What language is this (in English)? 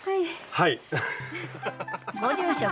Japanese